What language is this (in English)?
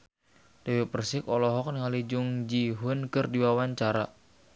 Sundanese